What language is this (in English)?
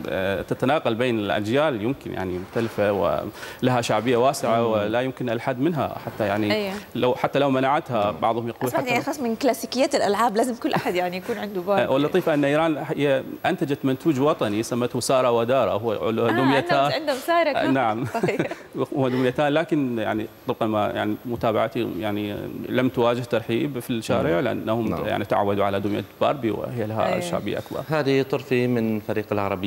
Arabic